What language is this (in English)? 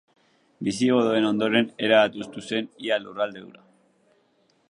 Basque